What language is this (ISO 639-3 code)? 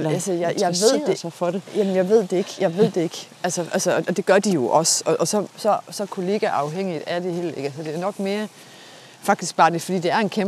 dan